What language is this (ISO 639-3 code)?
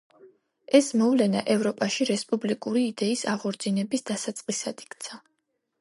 kat